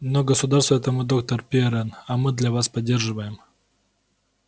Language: Russian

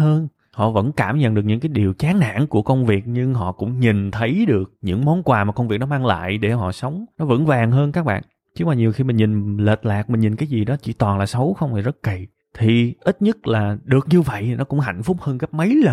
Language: Vietnamese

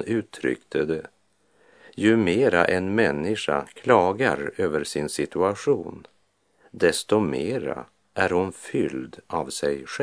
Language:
Swedish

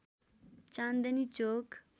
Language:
Nepali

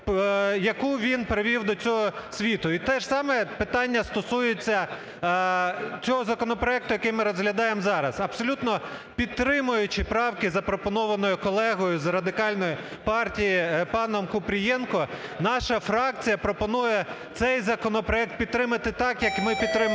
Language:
Ukrainian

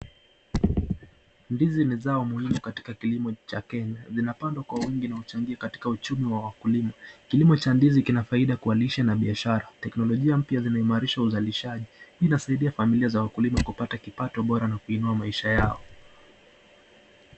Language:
Swahili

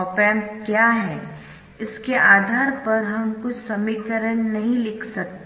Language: Hindi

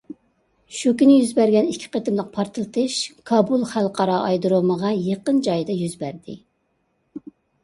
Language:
Uyghur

